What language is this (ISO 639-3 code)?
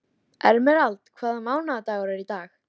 isl